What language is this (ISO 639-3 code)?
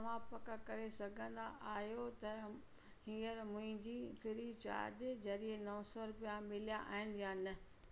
snd